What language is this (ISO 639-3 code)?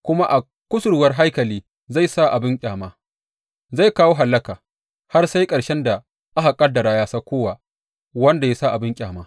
hau